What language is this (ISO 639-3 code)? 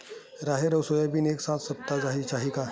hne